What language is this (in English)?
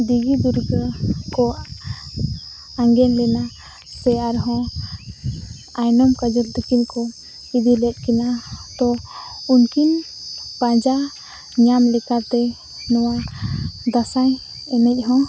Santali